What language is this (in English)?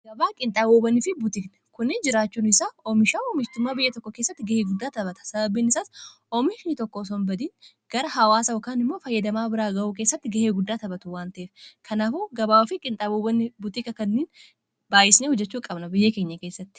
Oromo